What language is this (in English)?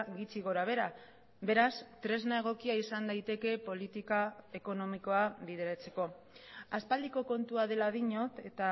Basque